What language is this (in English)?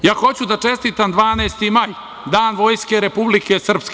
Serbian